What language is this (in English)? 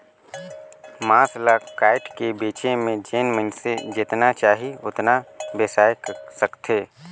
Chhattisgarhi